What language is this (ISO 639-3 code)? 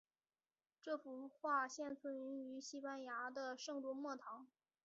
zho